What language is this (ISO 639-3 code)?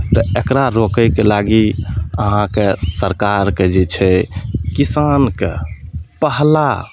mai